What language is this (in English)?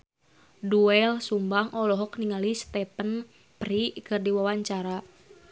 Sundanese